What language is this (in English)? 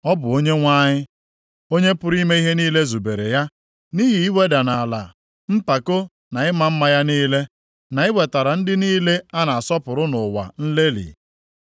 Igbo